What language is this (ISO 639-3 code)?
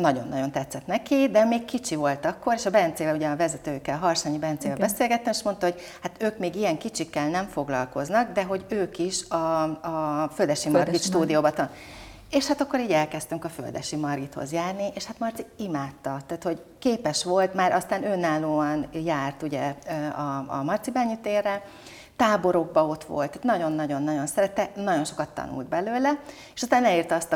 hun